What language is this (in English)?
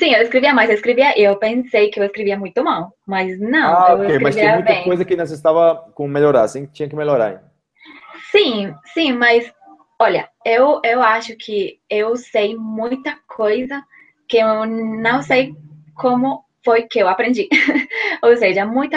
Portuguese